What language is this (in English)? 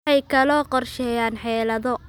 Somali